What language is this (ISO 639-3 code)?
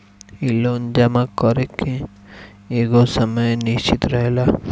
bho